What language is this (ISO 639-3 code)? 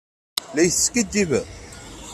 kab